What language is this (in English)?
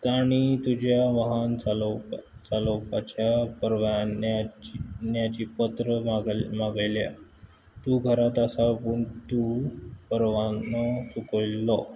Konkani